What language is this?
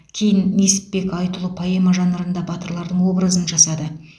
Kazakh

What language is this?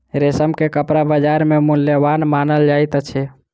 Maithili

